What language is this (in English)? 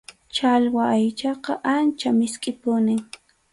Arequipa-La Unión Quechua